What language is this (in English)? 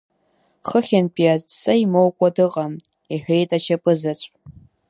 Abkhazian